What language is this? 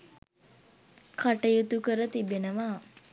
Sinhala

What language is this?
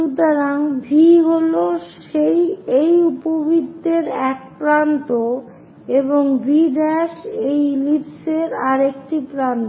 Bangla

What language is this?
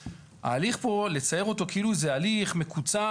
Hebrew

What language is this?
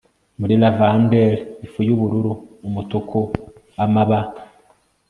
Kinyarwanda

